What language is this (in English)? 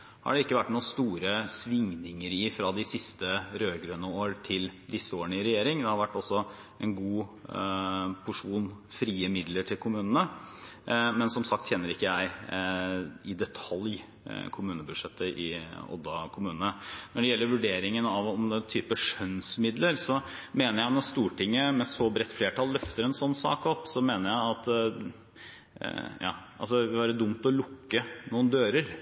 Norwegian